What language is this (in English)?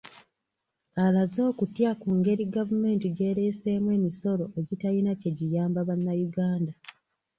Ganda